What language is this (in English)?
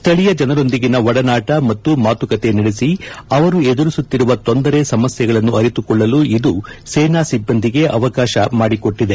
Kannada